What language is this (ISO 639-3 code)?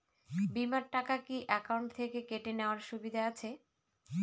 ben